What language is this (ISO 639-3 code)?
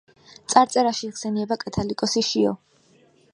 kat